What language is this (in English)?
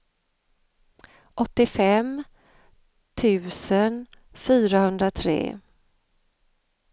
Swedish